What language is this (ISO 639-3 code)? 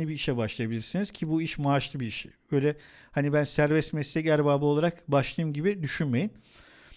tur